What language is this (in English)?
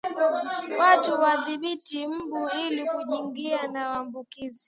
Swahili